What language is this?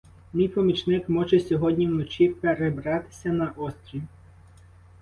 Ukrainian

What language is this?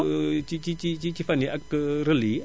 Wolof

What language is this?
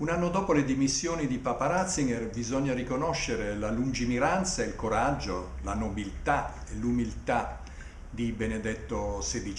Italian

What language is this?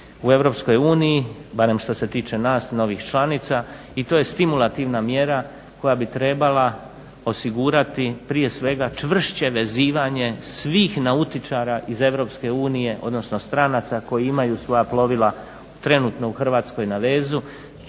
Croatian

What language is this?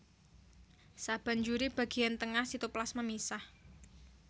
Javanese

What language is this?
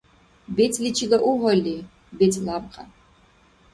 Dargwa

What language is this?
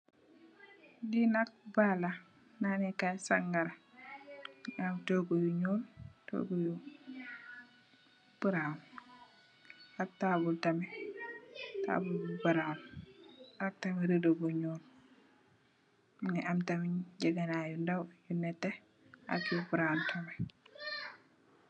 Wolof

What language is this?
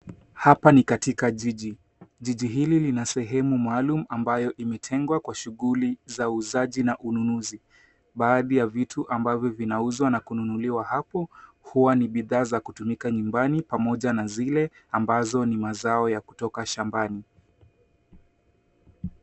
Swahili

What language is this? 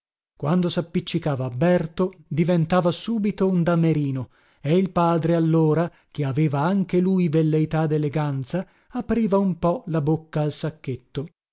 Italian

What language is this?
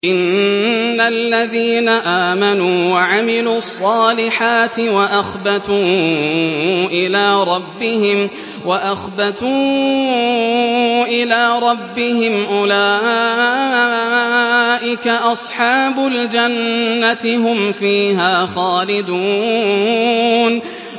Arabic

